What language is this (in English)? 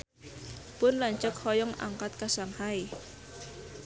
Sundanese